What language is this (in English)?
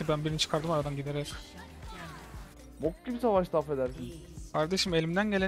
Turkish